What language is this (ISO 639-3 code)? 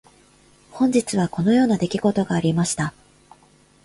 jpn